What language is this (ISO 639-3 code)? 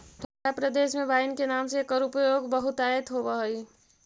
mag